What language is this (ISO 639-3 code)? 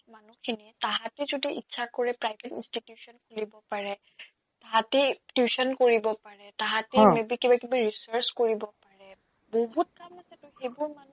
asm